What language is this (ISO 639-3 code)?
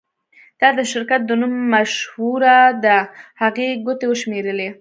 pus